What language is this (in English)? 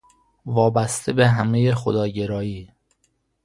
Persian